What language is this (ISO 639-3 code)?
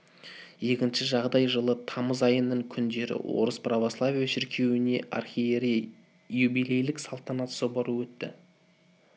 kaz